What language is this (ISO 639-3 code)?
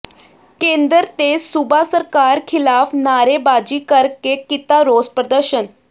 pan